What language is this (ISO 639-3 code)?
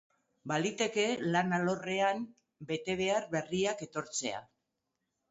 eus